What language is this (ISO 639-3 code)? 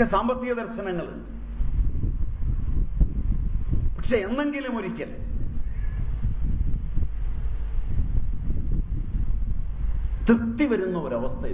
eng